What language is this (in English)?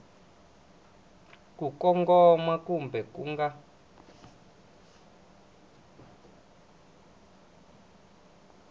Tsonga